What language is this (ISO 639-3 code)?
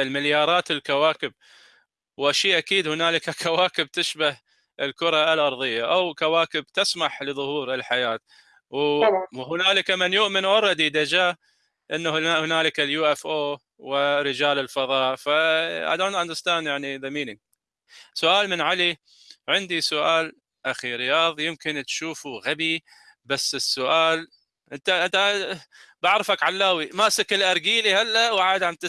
ara